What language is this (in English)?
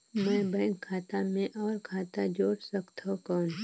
Chhattisgarhi